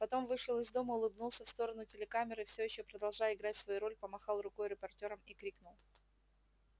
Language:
Russian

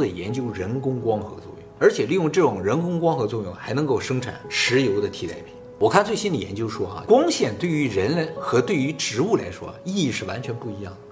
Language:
Chinese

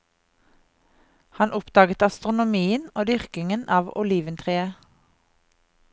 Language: Norwegian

